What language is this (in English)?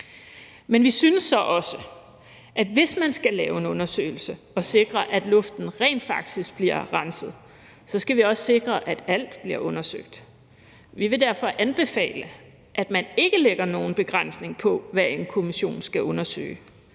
Danish